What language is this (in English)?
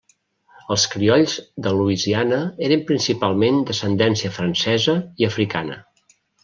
Catalan